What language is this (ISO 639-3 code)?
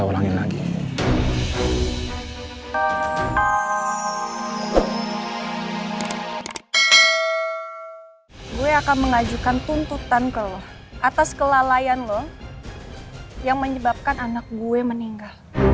ind